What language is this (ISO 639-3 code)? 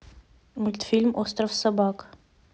rus